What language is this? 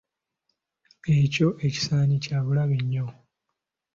Ganda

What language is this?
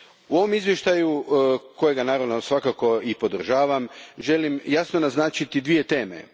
Croatian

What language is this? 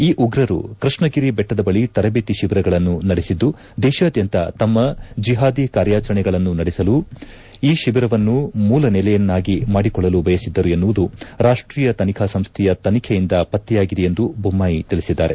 Kannada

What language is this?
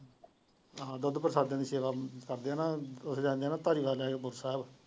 Punjabi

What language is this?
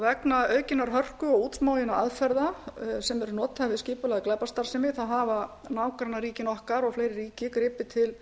Icelandic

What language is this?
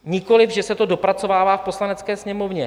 Czech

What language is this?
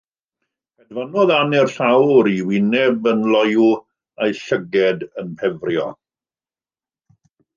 Welsh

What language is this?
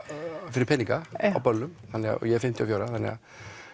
Icelandic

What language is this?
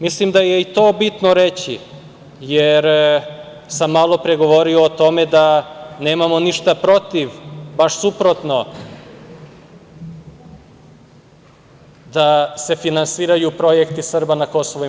Serbian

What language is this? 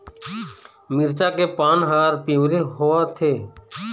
Chhattisgarhi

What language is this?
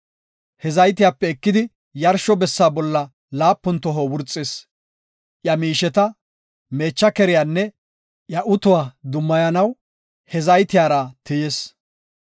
Gofa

